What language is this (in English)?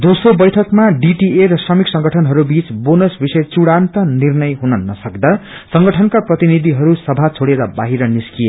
Nepali